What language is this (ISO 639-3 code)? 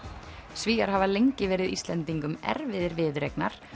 isl